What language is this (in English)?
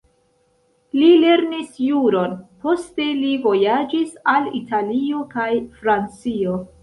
Esperanto